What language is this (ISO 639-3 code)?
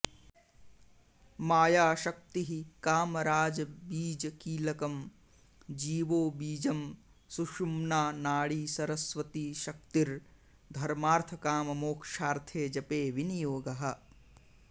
san